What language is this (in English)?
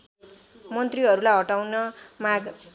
Nepali